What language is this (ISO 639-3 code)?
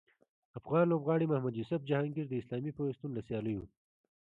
pus